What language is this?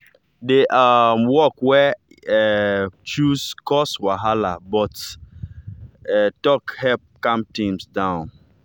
Nigerian Pidgin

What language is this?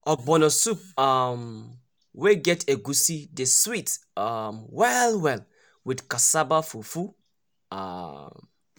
Nigerian Pidgin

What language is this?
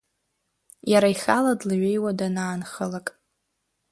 Abkhazian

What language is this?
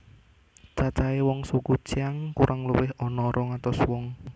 Javanese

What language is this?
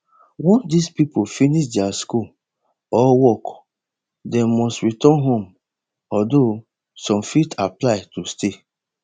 Nigerian Pidgin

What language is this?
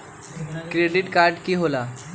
Magahi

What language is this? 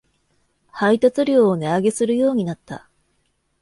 Japanese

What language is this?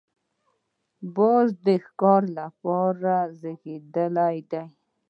Pashto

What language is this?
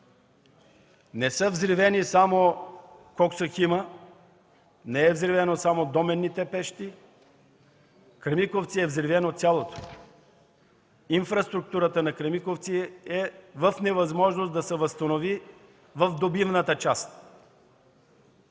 Bulgarian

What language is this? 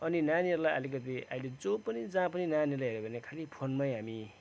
Nepali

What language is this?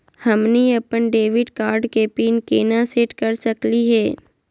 Magahi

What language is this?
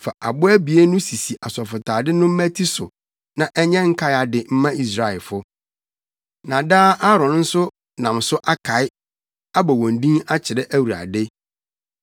Akan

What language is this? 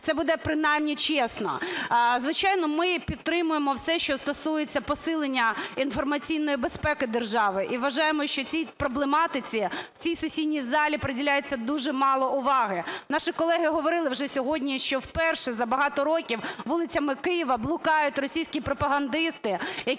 Ukrainian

